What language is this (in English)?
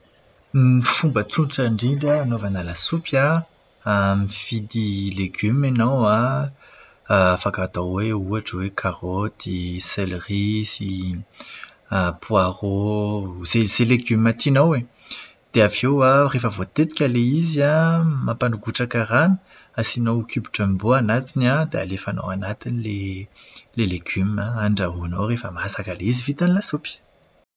Malagasy